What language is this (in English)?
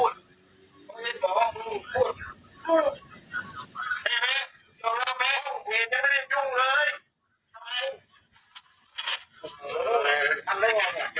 Thai